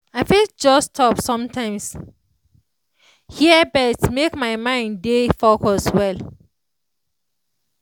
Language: Nigerian Pidgin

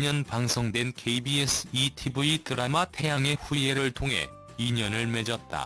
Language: Korean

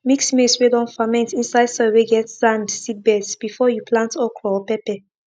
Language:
Nigerian Pidgin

